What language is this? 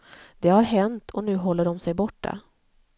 Swedish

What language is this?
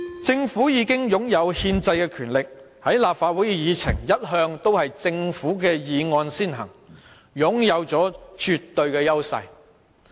Cantonese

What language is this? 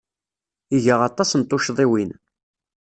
Kabyle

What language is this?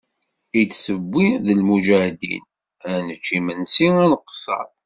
Kabyle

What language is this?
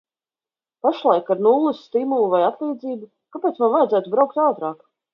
Latvian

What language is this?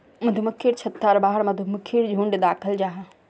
Magahi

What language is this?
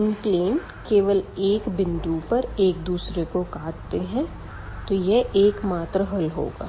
Hindi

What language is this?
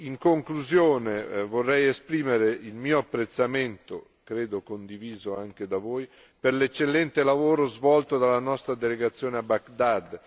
Italian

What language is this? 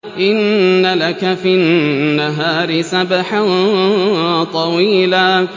Arabic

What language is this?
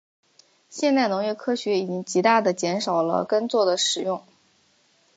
Chinese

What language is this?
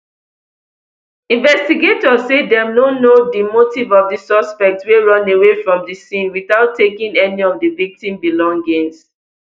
Nigerian Pidgin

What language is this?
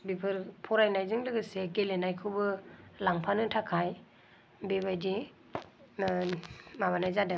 Bodo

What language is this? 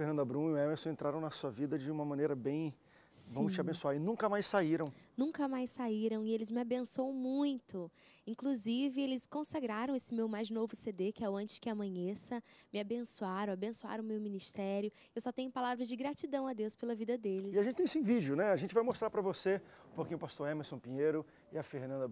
Portuguese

